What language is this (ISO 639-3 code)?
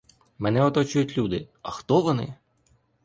ukr